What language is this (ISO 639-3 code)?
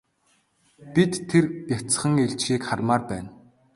mon